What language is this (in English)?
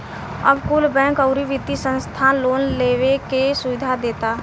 Bhojpuri